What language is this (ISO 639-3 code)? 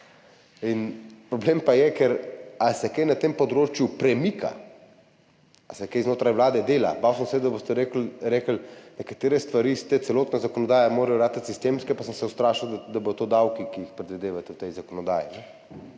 slv